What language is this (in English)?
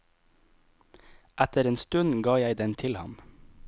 Norwegian